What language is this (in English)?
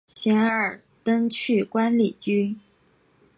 Chinese